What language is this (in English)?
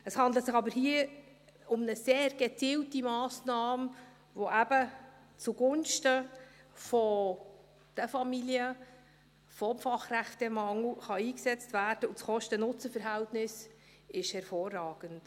Swiss German